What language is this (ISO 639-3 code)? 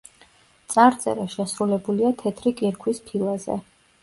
kat